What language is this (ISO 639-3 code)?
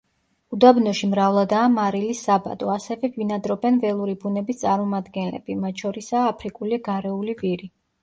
kat